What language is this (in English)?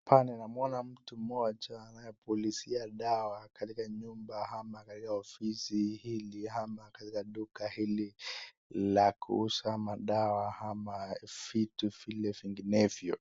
Swahili